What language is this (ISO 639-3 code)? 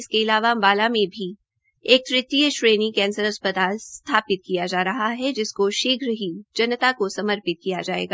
hin